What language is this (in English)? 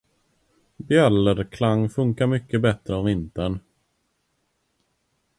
Swedish